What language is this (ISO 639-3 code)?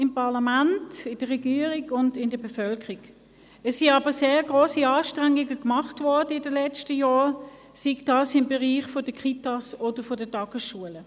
gsw